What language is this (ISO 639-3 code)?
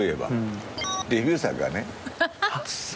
jpn